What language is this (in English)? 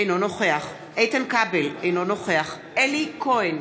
Hebrew